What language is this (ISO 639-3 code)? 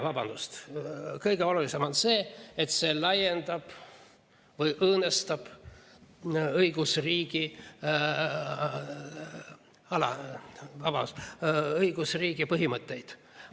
est